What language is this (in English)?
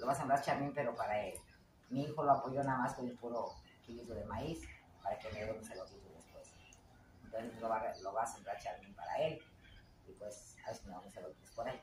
Spanish